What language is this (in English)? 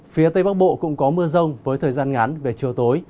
Vietnamese